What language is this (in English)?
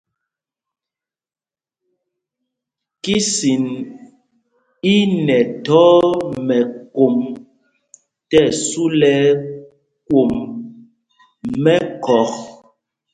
Mpumpong